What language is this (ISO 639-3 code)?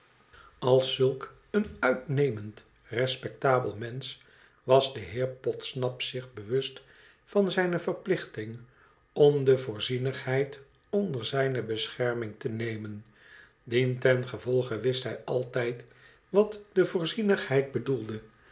nld